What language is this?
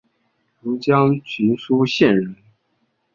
Chinese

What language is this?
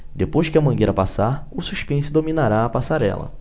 Portuguese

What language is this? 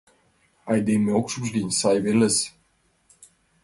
Mari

